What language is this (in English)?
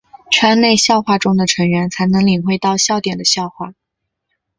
Chinese